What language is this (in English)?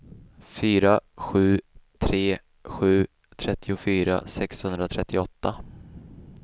Swedish